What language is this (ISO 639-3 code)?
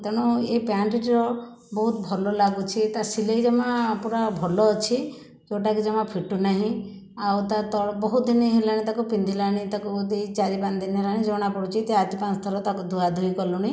ori